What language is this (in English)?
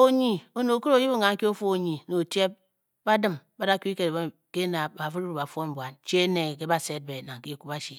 Bokyi